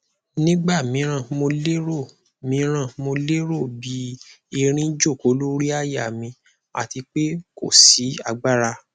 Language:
Yoruba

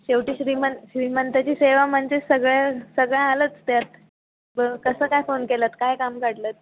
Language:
Marathi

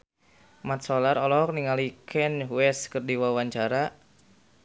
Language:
Sundanese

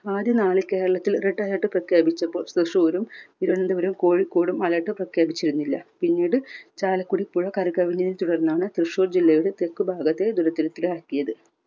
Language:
Malayalam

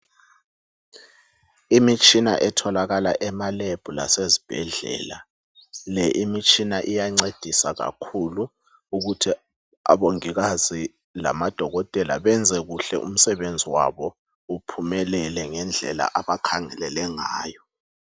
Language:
North Ndebele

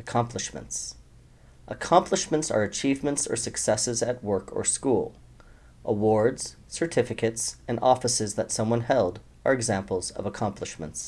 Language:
English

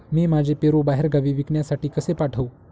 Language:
Marathi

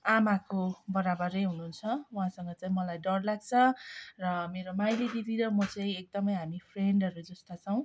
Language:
Nepali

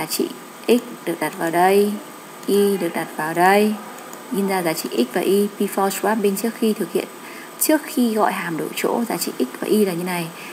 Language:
Vietnamese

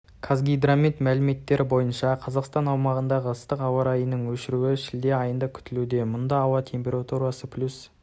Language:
Kazakh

